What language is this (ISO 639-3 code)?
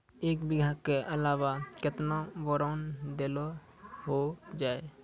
mai